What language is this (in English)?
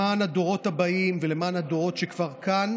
Hebrew